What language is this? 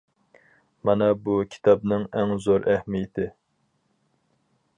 Uyghur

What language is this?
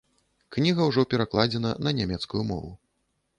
Belarusian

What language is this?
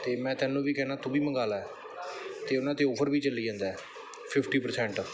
Punjabi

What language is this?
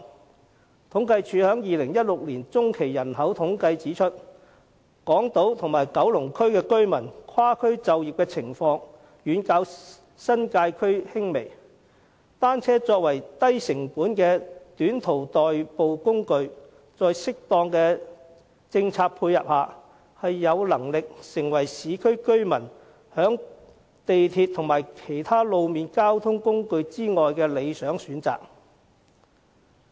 Cantonese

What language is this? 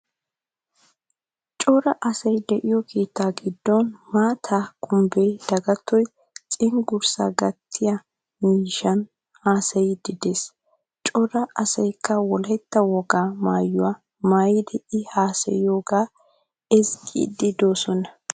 Wolaytta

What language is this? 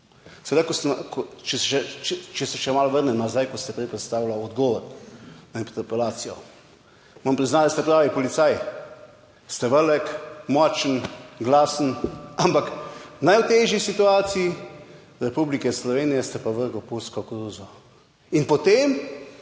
Slovenian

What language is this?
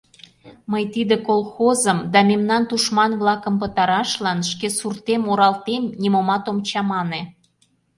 Mari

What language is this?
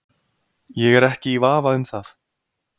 Icelandic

